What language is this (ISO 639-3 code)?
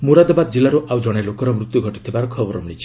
ori